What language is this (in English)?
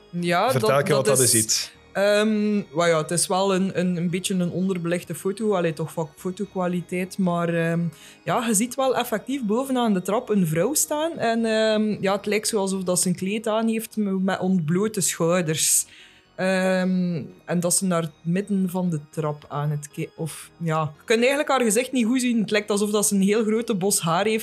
Dutch